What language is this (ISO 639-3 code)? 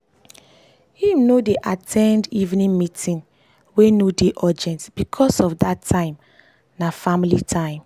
pcm